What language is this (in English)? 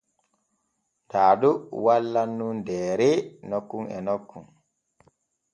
Borgu Fulfulde